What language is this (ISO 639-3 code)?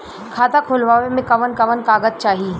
bho